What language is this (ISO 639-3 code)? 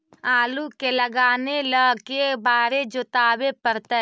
mag